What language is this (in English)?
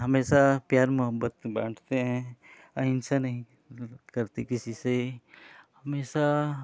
Hindi